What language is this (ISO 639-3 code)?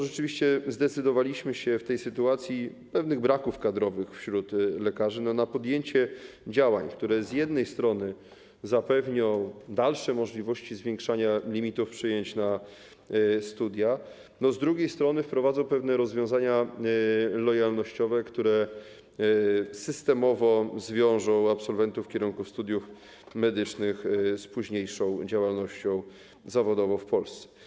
pol